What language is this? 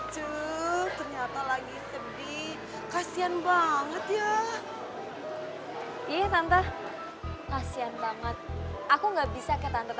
Indonesian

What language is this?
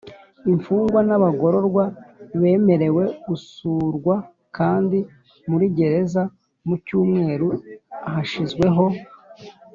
Kinyarwanda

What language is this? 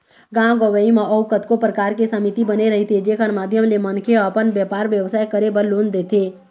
Chhattisgarhi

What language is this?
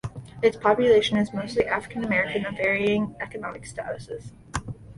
English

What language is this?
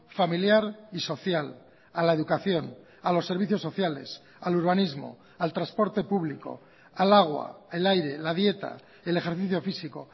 Spanish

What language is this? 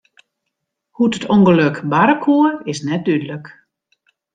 Western Frisian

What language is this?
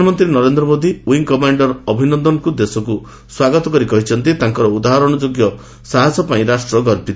Odia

